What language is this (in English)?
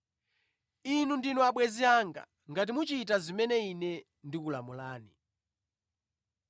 Nyanja